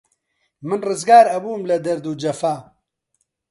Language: Central Kurdish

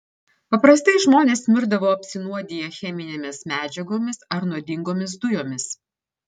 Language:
Lithuanian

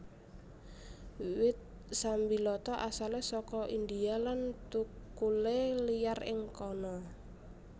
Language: Javanese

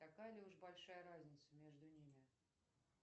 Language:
Russian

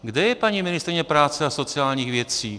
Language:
Czech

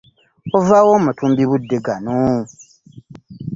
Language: Ganda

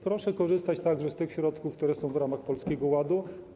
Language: Polish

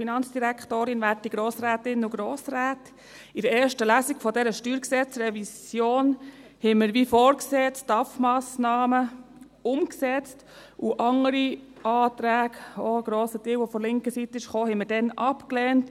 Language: Swiss German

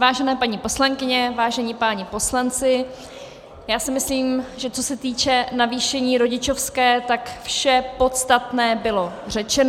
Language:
Czech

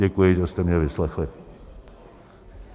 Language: Czech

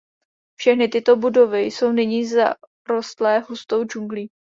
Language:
Czech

